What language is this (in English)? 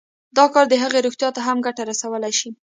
Pashto